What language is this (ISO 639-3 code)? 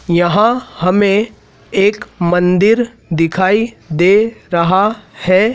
hin